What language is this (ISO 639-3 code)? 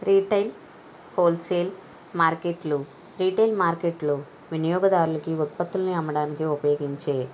tel